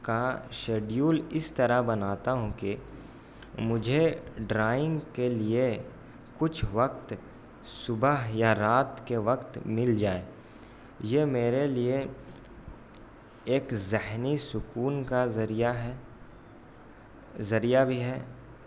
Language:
Urdu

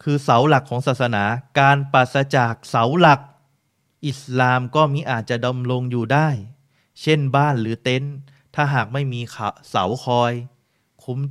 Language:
Thai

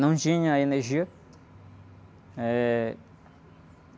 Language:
Portuguese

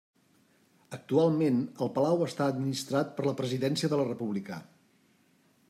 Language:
Catalan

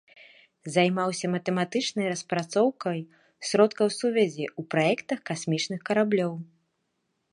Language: Belarusian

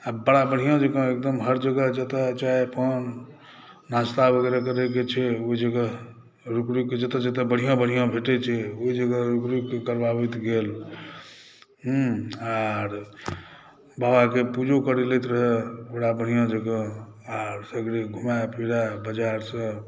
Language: Maithili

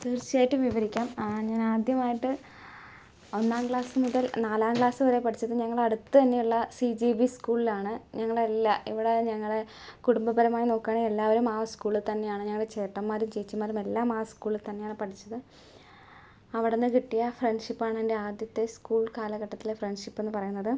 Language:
Malayalam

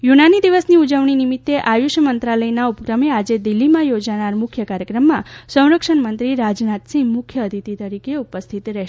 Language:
Gujarati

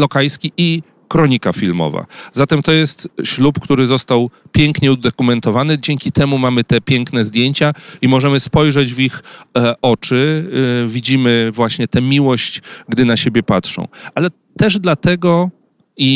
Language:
Polish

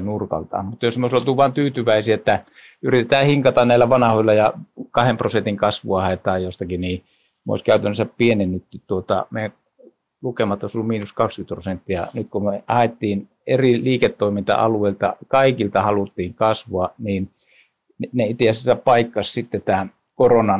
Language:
Finnish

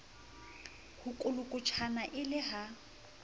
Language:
Southern Sotho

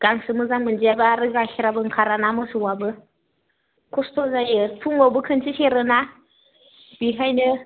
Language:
Bodo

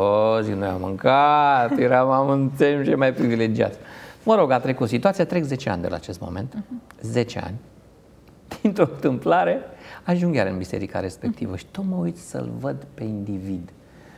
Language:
Romanian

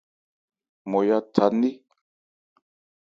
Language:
Ebrié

